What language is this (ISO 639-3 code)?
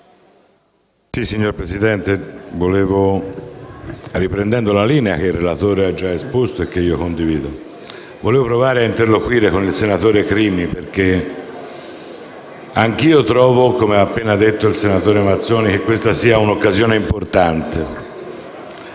ita